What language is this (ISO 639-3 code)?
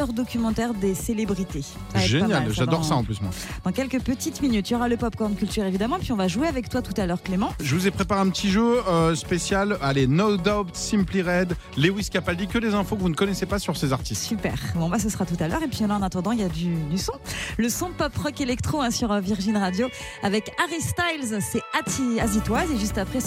fra